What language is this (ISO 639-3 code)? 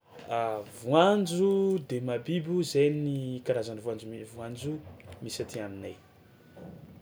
xmw